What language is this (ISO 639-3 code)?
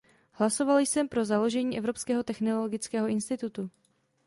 ces